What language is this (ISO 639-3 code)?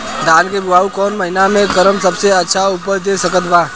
bho